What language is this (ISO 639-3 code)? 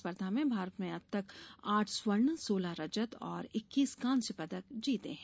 hin